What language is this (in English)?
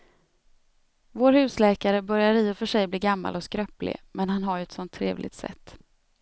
Swedish